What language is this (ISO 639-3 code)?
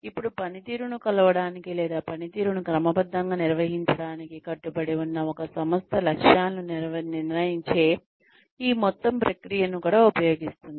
tel